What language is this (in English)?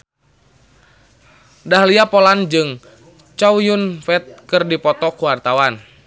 Sundanese